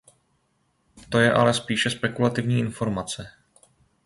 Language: Czech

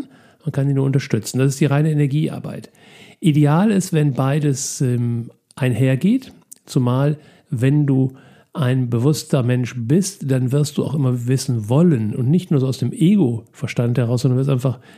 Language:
German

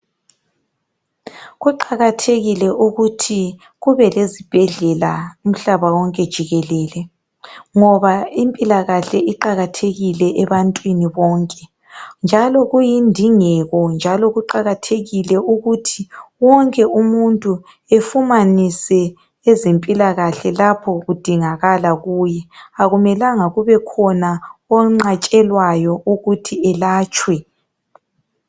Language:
North Ndebele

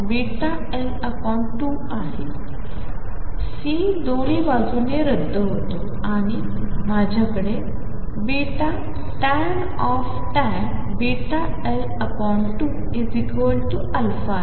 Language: Marathi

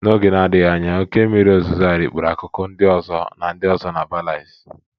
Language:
Igbo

